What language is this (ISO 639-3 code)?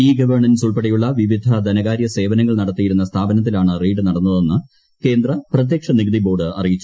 mal